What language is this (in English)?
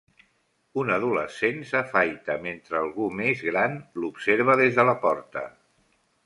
Catalan